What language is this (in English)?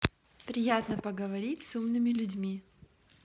Russian